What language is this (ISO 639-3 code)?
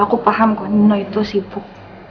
ind